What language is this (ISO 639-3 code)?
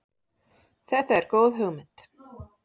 isl